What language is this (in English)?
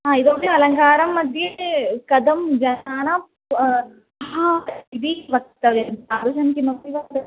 Sanskrit